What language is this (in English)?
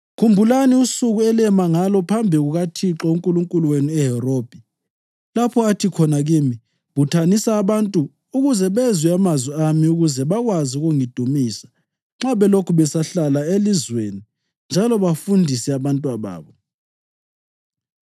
North Ndebele